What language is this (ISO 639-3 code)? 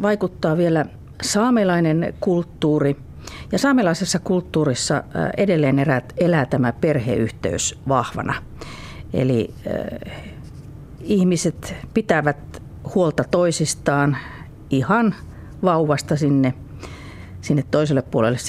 fin